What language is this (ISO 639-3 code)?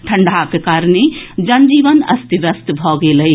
mai